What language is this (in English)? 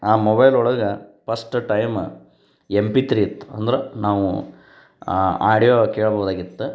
Kannada